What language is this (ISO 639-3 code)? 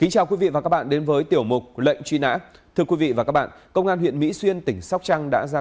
vie